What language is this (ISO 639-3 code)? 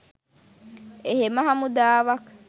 sin